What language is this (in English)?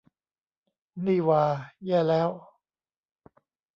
Thai